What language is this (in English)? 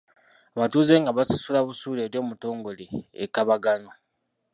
Ganda